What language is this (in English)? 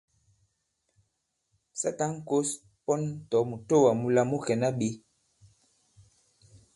Bankon